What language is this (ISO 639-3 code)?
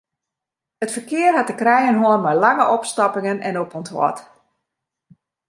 fry